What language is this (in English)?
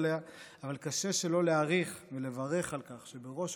Hebrew